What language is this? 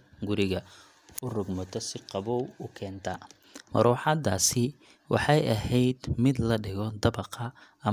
Somali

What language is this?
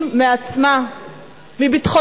Hebrew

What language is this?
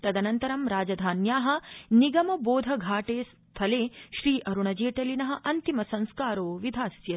Sanskrit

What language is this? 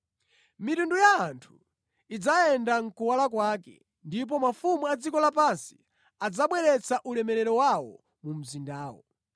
Nyanja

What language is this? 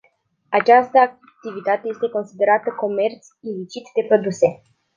Romanian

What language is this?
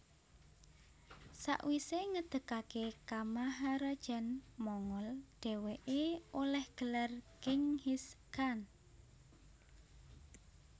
Javanese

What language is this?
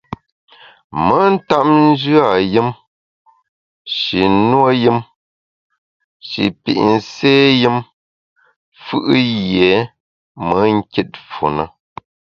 Bamun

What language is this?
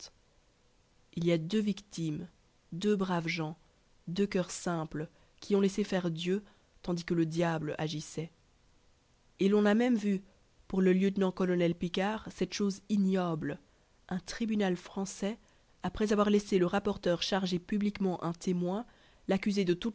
French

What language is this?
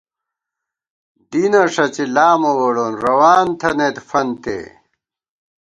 Gawar-Bati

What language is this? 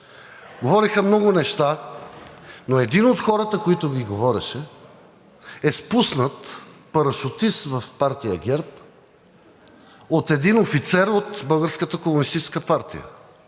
Bulgarian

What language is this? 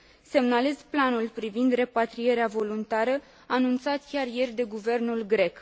Romanian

